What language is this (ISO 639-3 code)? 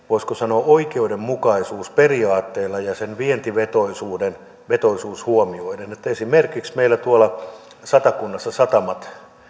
fin